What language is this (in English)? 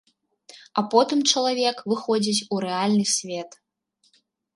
Belarusian